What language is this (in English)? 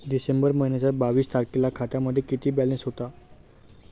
Marathi